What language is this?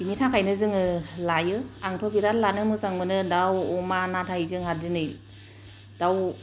Bodo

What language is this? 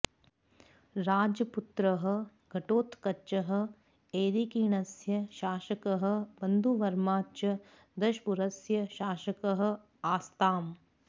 Sanskrit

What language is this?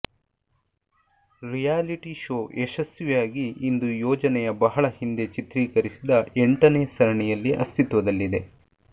Kannada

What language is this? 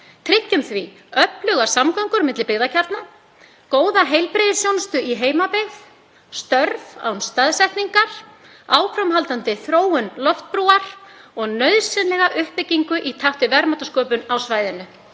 Icelandic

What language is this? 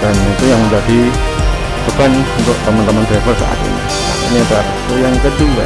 Indonesian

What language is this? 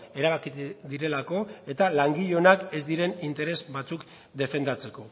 Basque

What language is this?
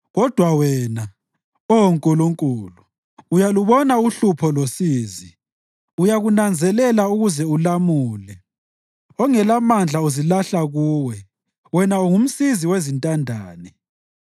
North Ndebele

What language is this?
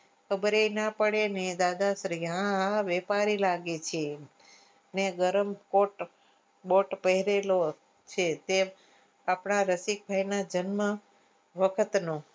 Gujarati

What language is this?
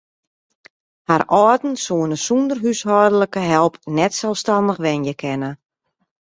Western Frisian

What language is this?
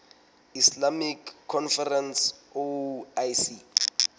Southern Sotho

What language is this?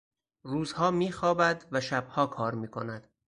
Persian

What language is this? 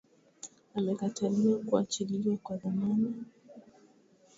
Swahili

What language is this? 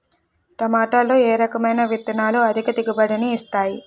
Telugu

